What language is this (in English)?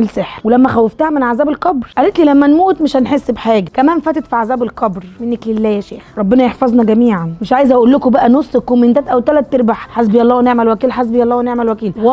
Arabic